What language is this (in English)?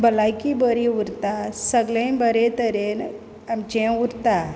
Konkani